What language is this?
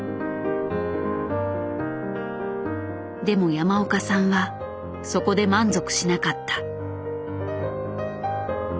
Japanese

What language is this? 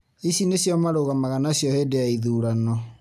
Kikuyu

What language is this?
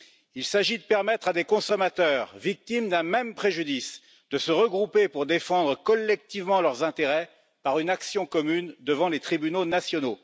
French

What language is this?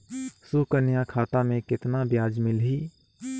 Chhattisgarhi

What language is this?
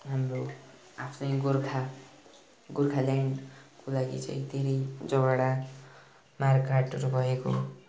Nepali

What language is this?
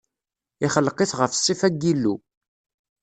Kabyle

